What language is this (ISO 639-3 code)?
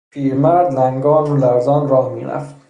fas